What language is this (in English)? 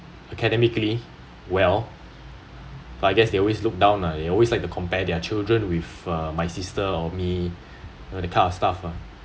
English